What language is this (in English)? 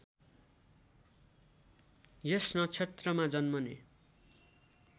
Nepali